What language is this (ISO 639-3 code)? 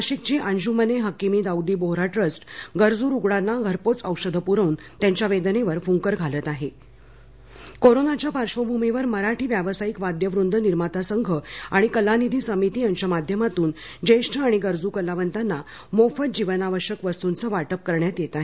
mar